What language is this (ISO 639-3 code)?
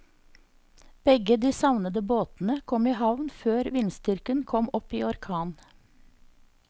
nor